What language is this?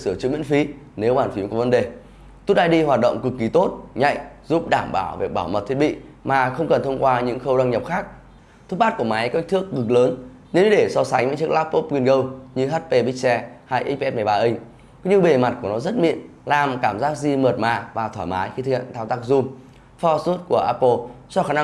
Vietnamese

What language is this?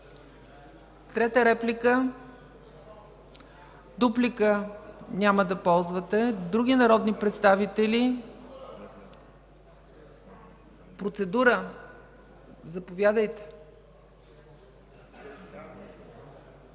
Bulgarian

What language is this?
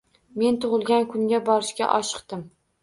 Uzbek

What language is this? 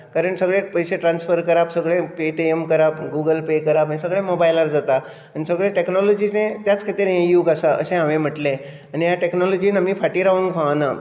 Konkani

